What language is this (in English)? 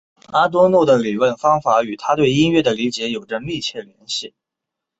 Chinese